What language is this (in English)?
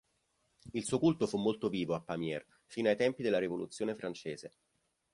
Italian